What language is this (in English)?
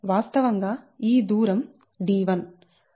Telugu